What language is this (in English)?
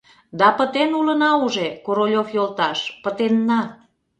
Mari